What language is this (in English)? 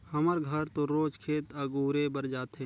Chhattisgarhi